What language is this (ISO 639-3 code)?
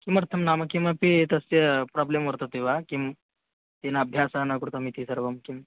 san